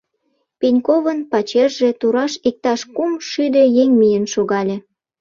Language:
Mari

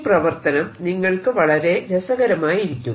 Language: Malayalam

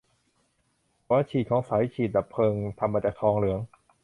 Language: Thai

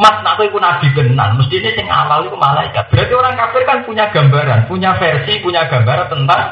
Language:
Indonesian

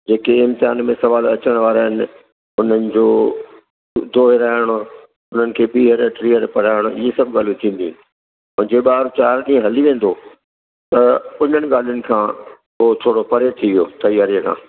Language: Sindhi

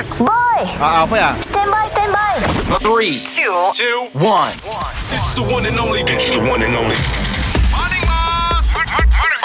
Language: Malay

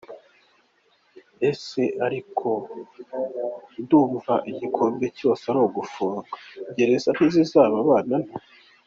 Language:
Kinyarwanda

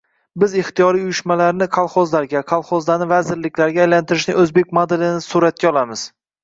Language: Uzbek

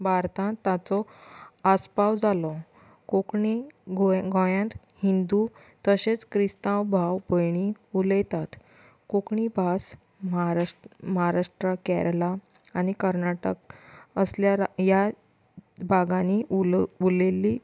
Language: Konkani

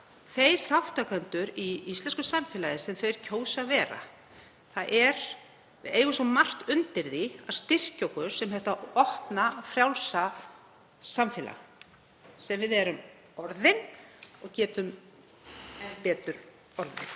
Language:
Icelandic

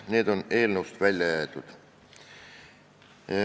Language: Estonian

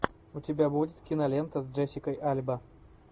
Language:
Russian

